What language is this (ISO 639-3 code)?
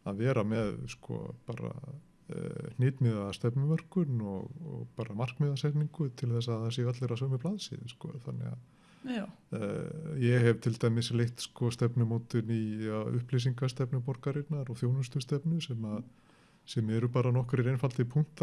isl